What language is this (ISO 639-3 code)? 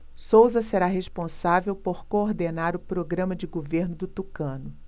por